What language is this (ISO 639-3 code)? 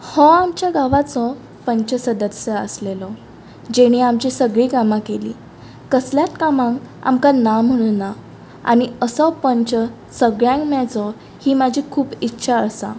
kok